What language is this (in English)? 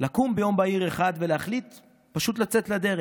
Hebrew